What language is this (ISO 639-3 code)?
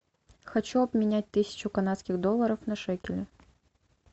rus